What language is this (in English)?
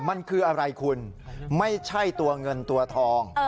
Thai